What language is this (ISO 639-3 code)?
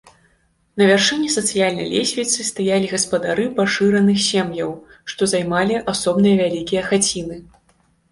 bel